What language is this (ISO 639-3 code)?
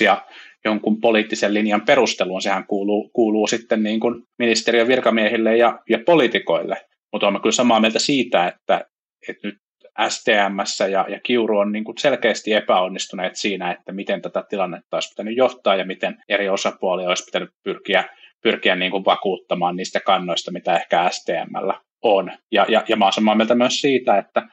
fin